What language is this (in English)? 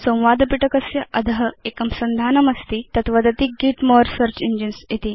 Sanskrit